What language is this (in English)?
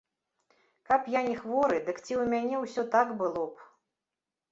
Belarusian